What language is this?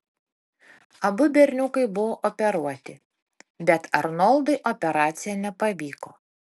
Lithuanian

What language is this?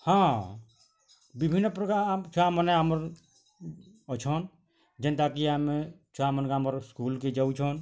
Odia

